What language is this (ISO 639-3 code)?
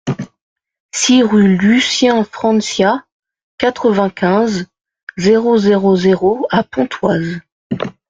fra